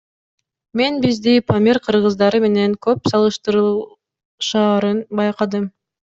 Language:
Kyrgyz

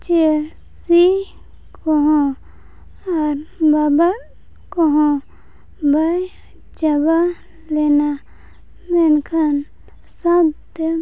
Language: Santali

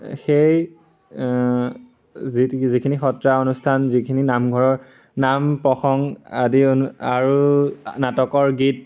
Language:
Assamese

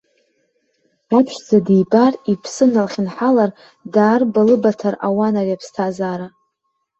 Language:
Abkhazian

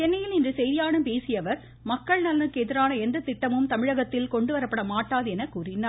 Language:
Tamil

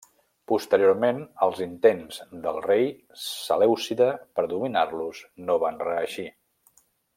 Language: Catalan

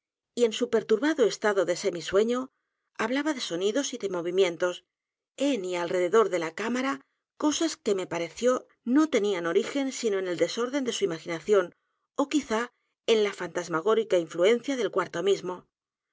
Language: Spanish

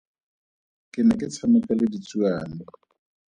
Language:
Tswana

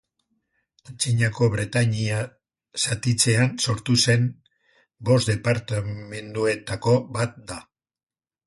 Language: Basque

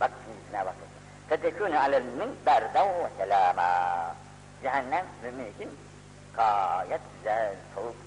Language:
Turkish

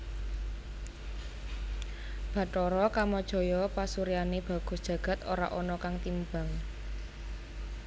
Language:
Javanese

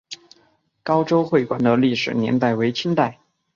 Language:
Chinese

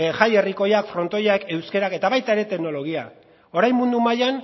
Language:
Basque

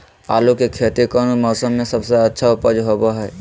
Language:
Magahi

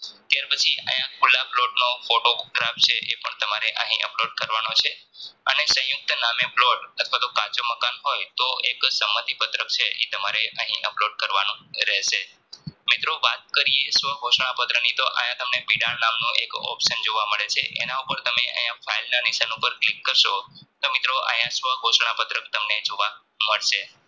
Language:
Gujarati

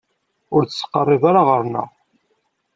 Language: Kabyle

